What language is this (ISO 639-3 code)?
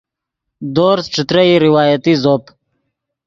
ydg